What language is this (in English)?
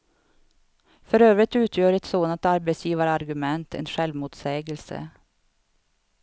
Swedish